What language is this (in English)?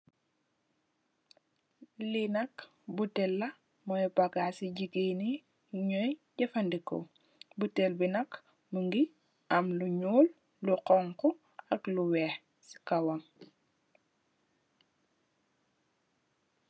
Wolof